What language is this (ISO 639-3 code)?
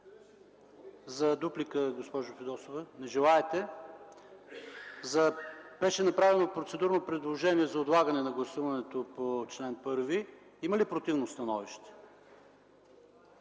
bul